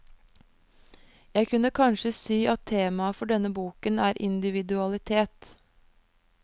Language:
Norwegian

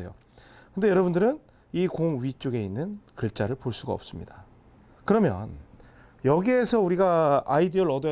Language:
Korean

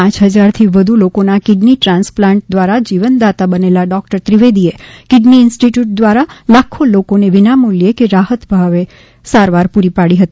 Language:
Gujarati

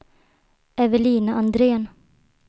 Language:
Swedish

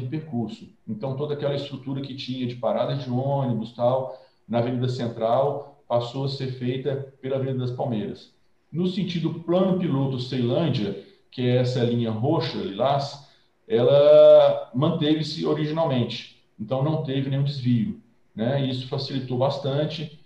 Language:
Portuguese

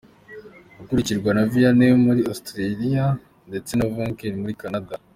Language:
Kinyarwanda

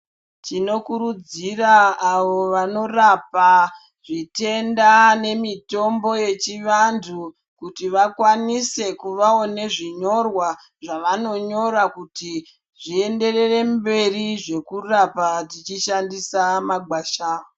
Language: Ndau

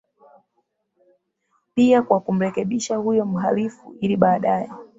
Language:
Swahili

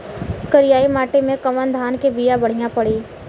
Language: Bhojpuri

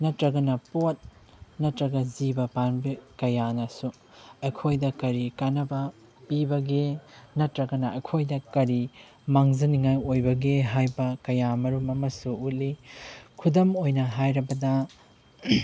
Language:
Manipuri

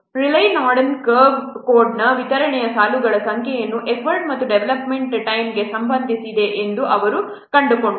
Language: Kannada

